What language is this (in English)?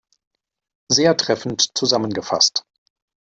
German